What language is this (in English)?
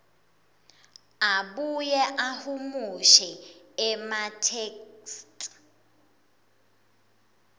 Swati